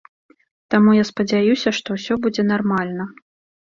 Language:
Belarusian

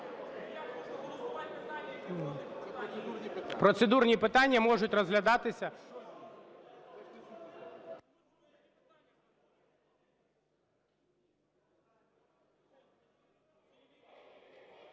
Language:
Ukrainian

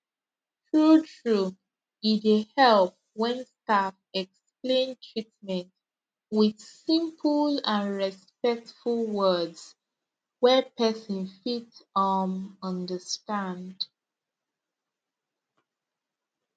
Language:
Nigerian Pidgin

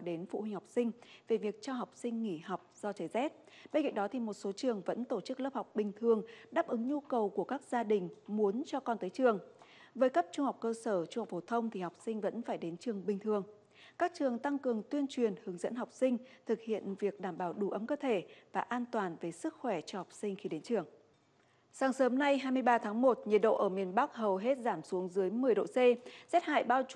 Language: Vietnamese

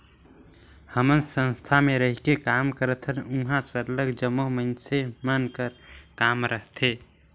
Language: Chhattisgarhi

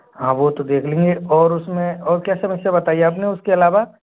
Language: Hindi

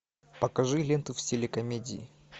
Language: Russian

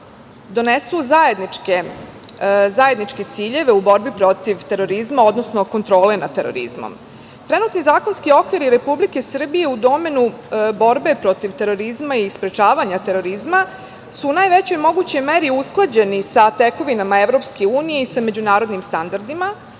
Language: Serbian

